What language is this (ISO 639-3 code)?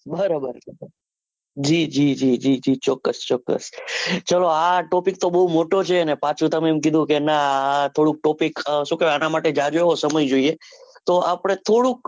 guj